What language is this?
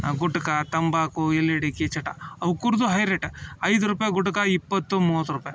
Kannada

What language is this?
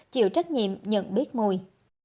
Vietnamese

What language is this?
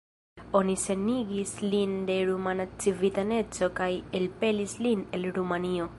Esperanto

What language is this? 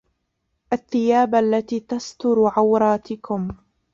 Arabic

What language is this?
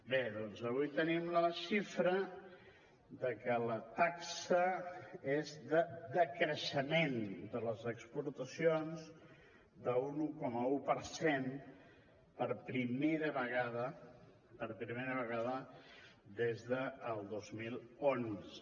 Catalan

